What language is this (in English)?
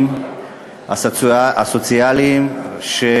Hebrew